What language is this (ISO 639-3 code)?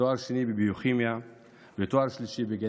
heb